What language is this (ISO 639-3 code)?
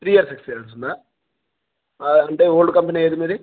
tel